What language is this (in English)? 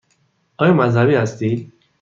Persian